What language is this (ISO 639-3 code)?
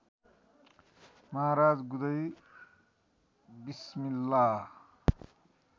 nep